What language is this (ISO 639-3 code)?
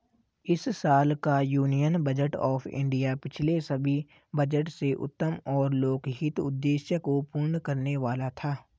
hin